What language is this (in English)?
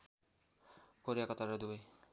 Nepali